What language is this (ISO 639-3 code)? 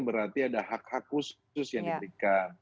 ind